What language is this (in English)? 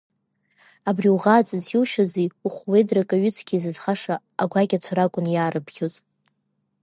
Abkhazian